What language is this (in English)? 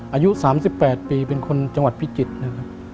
Thai